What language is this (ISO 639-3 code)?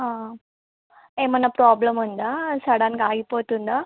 tel